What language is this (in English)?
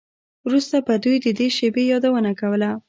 Pashto